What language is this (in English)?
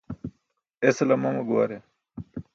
Burushaski